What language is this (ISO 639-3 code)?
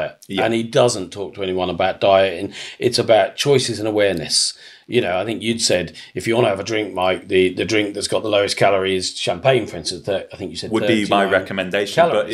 eng